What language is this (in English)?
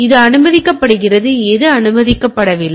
Tamil